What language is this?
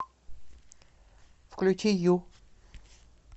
Russian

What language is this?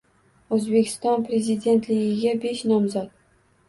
Uzbek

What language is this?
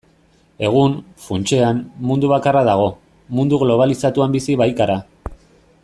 Basque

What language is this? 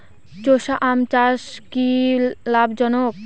Bangla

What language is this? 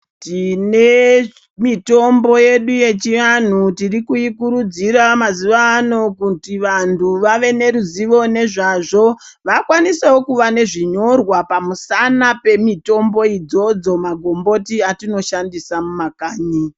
Ndau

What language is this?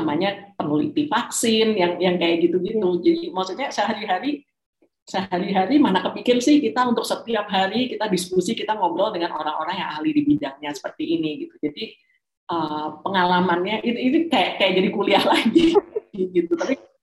Indonesian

